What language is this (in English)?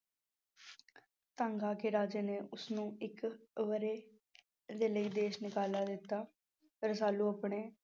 Punjabi